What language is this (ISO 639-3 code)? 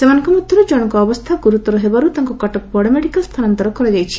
ori